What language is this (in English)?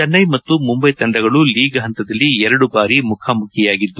Kannada